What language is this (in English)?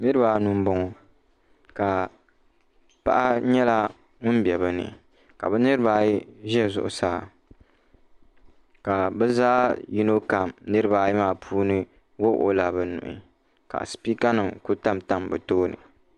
Dagbani